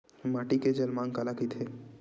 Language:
Chhattisgarhi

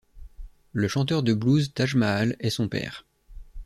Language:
French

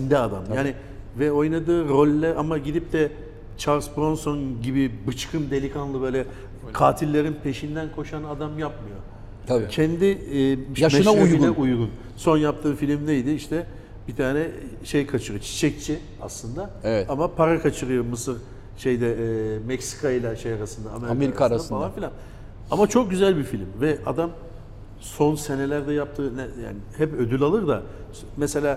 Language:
Turkish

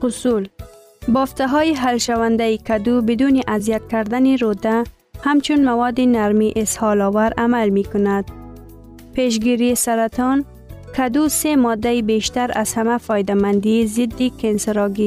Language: Persian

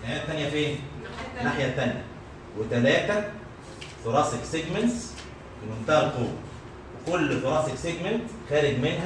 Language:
Arabic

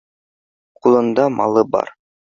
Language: Bashkir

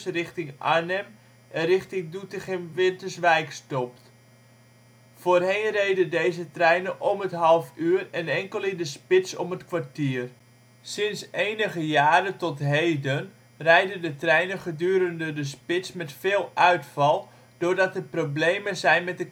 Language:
Dutch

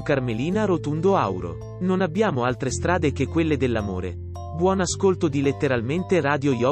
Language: Italian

